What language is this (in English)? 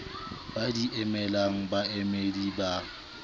Southern Sotho